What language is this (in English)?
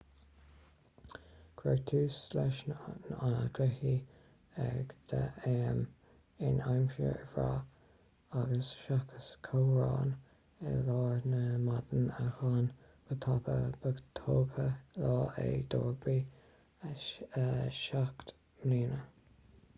Irish